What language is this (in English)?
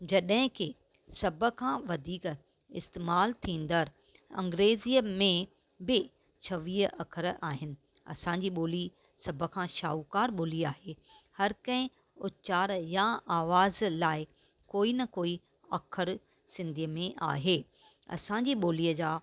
Sindhi